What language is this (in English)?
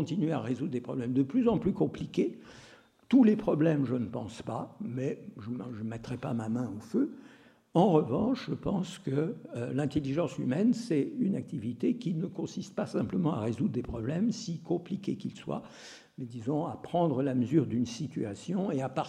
French